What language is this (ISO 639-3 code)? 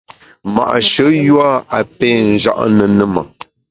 bax